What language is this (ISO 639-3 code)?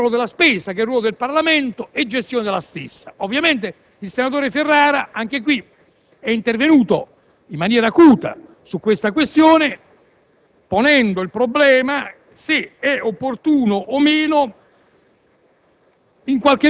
ita